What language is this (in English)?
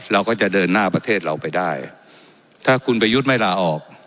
Thai